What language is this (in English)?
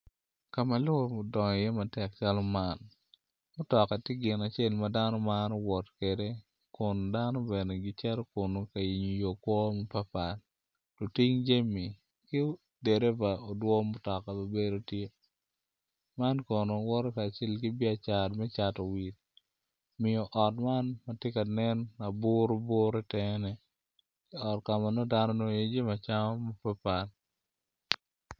Acoli